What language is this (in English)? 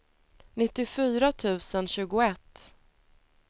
Swedish